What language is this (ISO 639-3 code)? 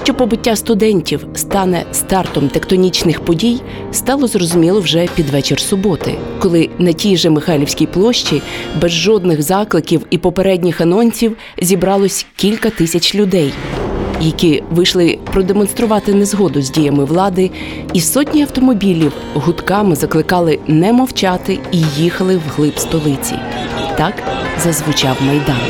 ukr